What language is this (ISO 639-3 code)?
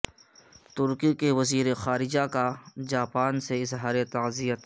urd